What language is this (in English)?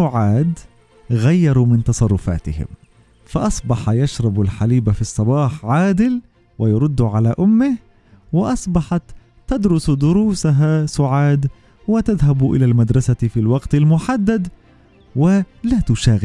Arabic